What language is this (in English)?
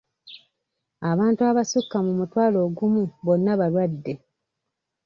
Ganda